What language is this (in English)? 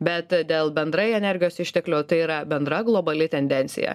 Lithuanian